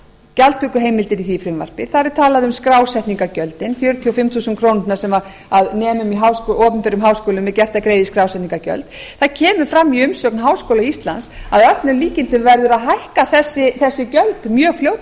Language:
Icelandic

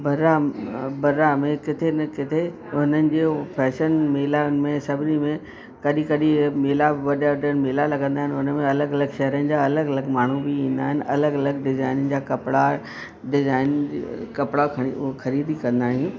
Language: Sindhi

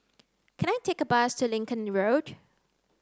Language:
English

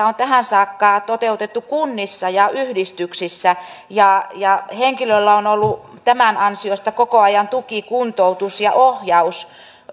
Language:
Finnish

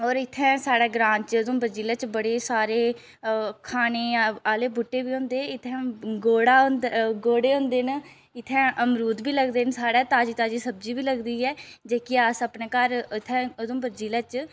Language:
Dogri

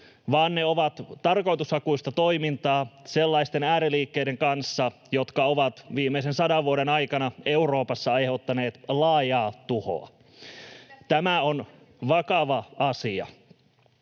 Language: Finnish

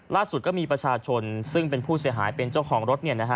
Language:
Thai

